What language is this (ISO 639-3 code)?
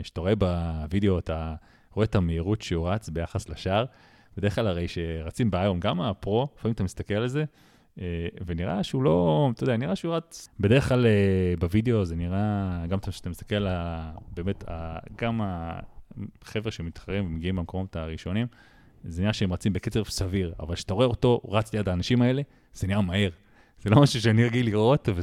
heb